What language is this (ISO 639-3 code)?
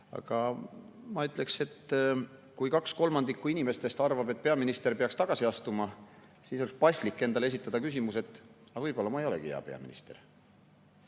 est